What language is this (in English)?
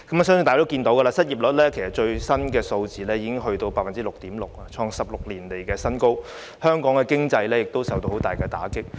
Cantonese